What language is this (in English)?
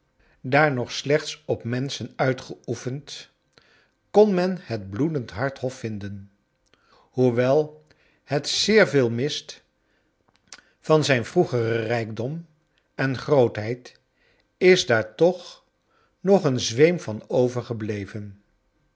Dutch